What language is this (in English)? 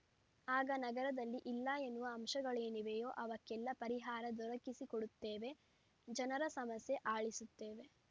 Kannada